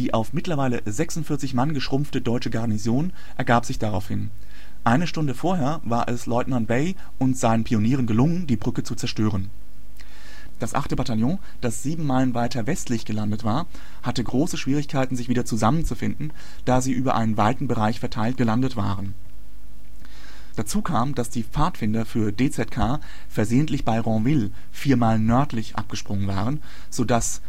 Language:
German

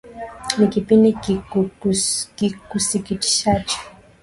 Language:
Swahili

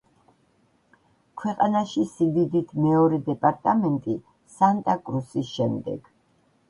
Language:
Georgian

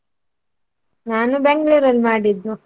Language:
Kannada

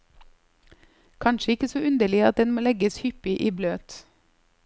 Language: Norwegian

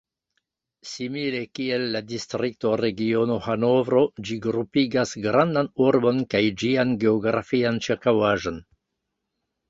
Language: Esperanto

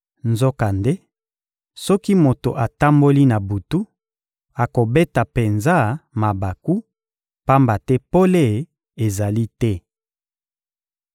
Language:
Lingala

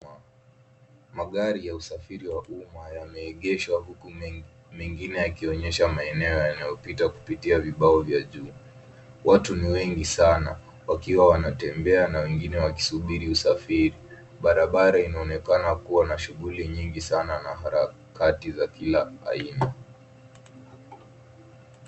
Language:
Swahili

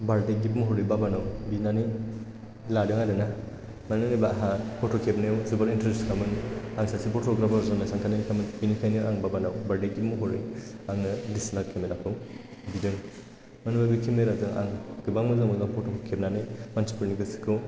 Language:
Bodo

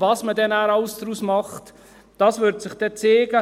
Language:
Swiss German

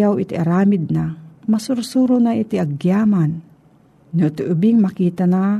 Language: Filipino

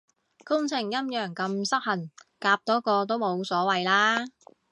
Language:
Cantonese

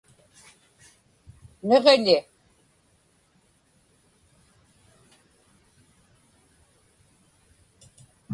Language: Inupiaq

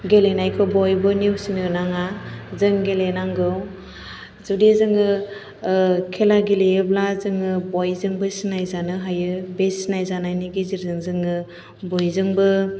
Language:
Bodo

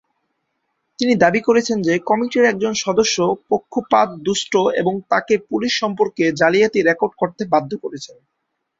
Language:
Bangla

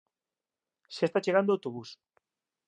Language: Galician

